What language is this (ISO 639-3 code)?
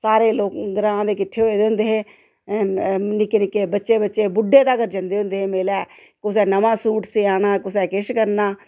doi